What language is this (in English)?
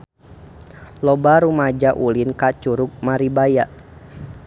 Sundanese